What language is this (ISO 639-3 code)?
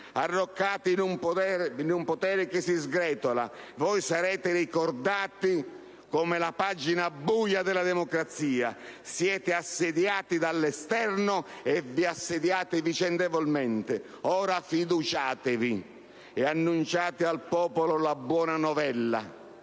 ita